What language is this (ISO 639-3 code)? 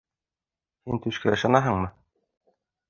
bak